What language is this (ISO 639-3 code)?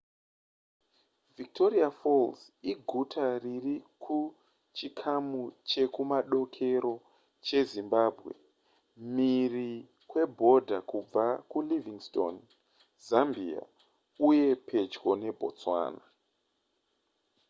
sna